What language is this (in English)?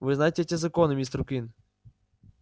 Russian